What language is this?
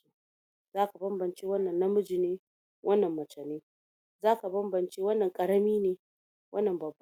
Hausa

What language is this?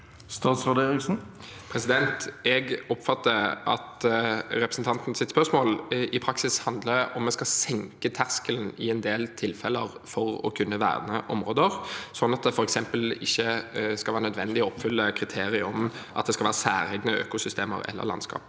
Norwegian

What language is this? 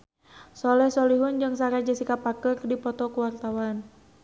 Sundanese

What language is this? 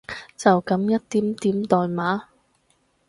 Cantonese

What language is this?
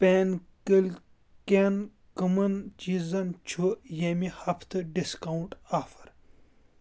Kashmiri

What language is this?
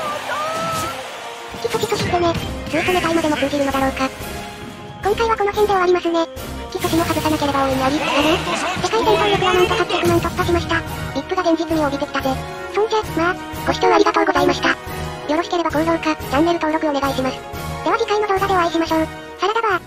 Japanese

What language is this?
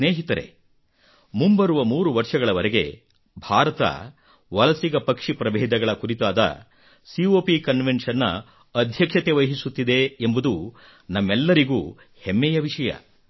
Kannada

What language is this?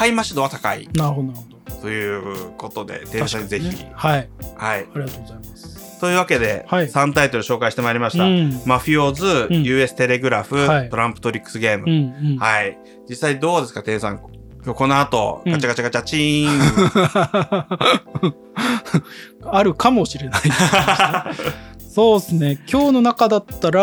Japanese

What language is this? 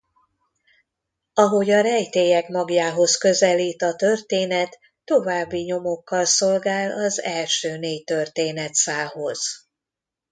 Hungarian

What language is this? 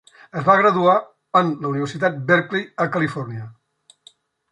Catalan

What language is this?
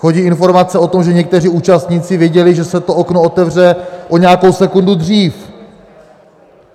Czech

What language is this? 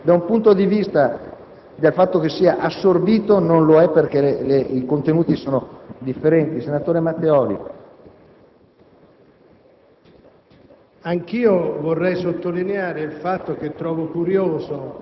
Italian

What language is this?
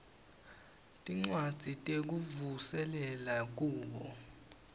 Swati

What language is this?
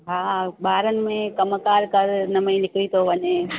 Sindhi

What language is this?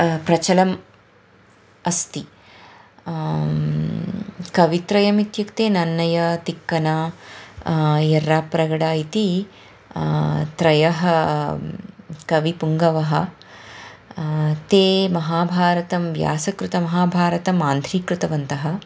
Sanskrit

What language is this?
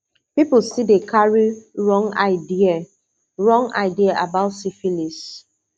Nigerian Pidgin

